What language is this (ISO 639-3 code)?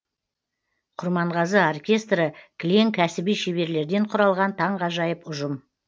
kaz